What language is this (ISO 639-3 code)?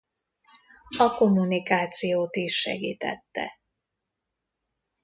hun